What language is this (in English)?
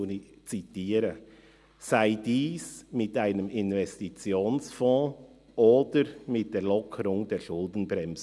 Swiss German